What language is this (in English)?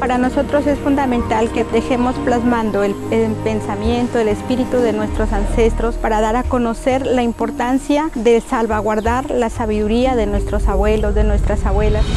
Spanish